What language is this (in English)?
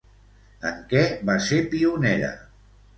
Catalan